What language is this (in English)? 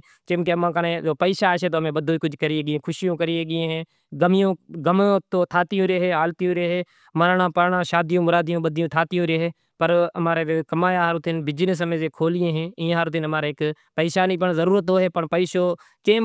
Kachi Koli